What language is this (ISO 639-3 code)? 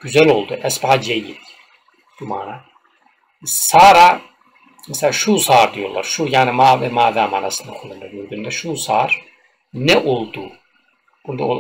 tur